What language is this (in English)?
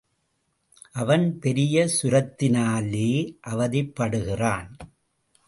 Tamil